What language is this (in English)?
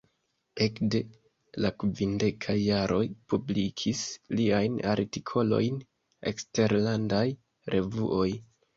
Esperanto